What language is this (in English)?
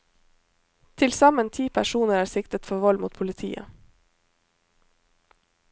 Norwegian